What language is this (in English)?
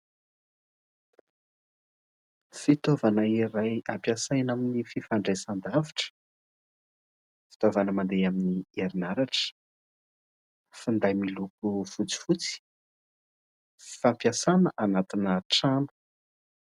Malagasy